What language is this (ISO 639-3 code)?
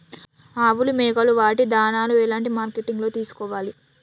tel